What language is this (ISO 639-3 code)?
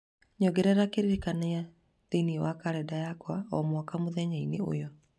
kik